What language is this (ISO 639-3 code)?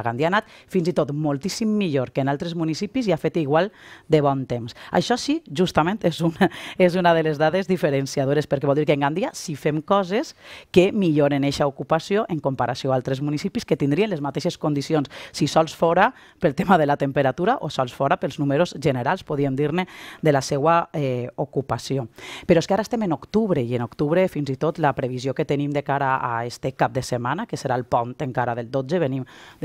spa